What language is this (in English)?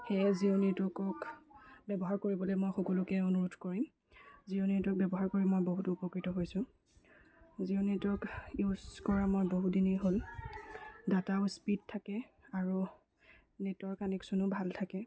Assamese